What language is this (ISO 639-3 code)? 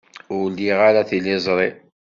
kab